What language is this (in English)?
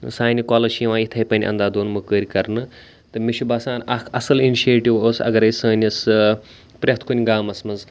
Kashmiri